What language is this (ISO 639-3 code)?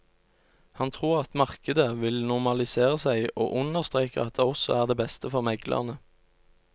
nor